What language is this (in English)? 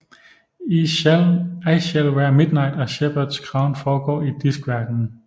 Danish